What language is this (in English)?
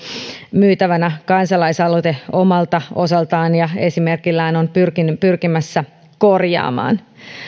Finnish